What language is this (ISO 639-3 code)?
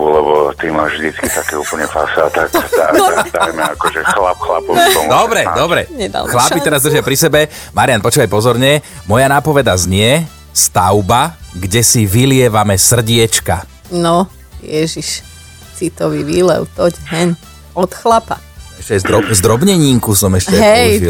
slk